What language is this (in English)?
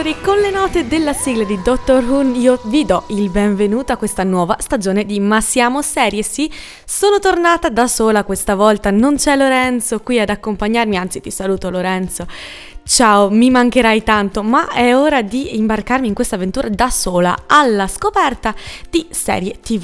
Italian